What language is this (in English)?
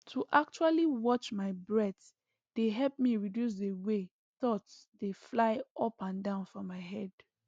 Nigerian Pidgin